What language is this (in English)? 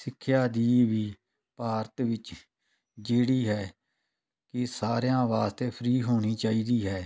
Punjabi